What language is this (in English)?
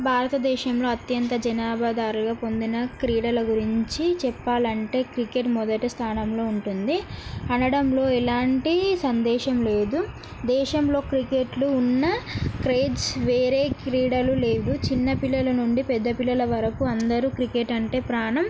Telugu